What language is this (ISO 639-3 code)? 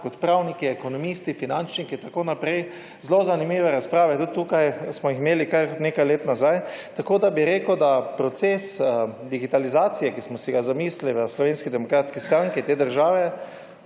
slv